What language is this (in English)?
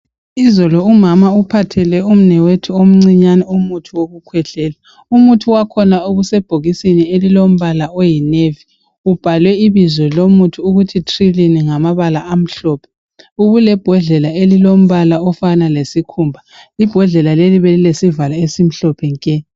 North Ndebele